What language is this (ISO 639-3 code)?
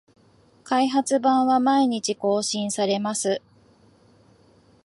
jpn